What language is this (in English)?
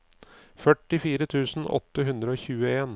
Norwegian